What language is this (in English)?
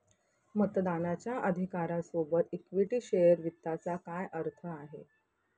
Marathi